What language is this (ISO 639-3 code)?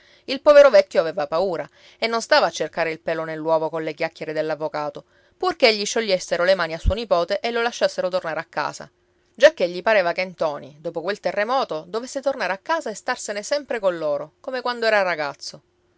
ita